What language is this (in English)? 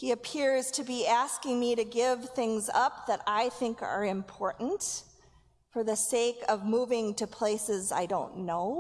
English